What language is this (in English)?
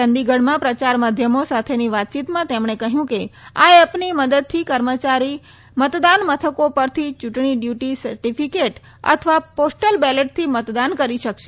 Gujarati